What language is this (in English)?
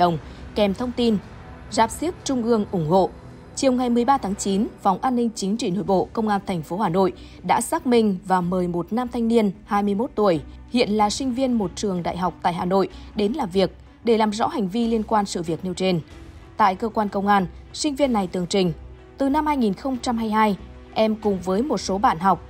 Vietnamese